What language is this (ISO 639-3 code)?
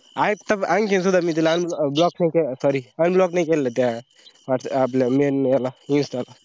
mar